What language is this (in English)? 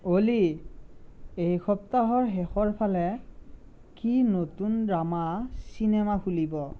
Assamese